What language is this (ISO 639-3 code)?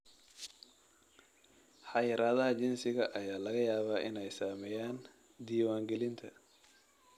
som